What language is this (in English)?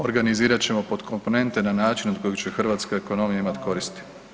Croatian